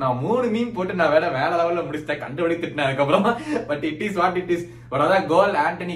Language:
Tamil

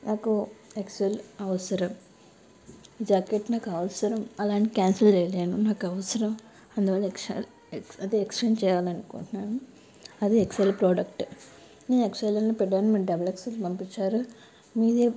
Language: Telugu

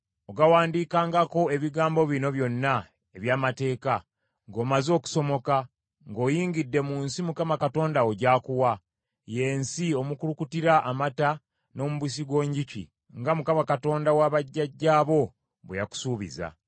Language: Ganda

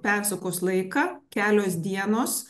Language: Lithuanian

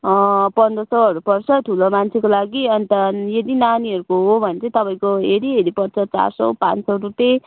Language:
Nepali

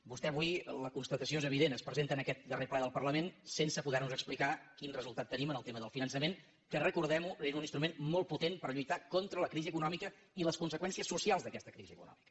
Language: Catalan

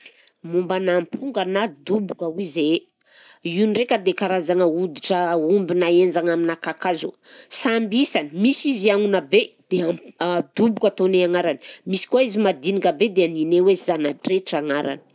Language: Southern Betsimisaraka Malagasy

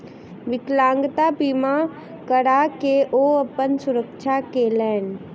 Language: Maithili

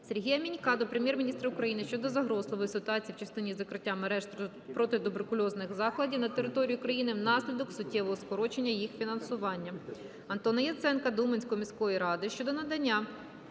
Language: Ukrainian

